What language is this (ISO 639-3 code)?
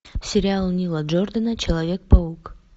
rus